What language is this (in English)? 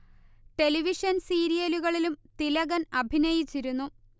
Malayalam